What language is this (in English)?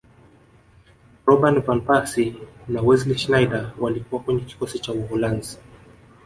Swahili